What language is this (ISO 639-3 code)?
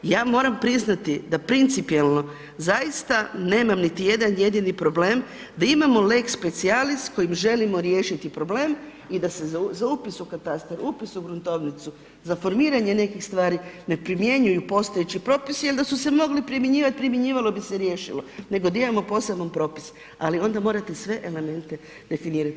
hrv